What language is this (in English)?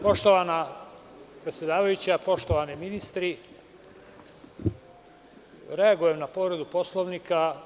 Serbian